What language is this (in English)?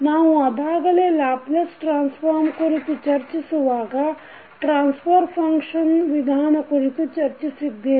Kannada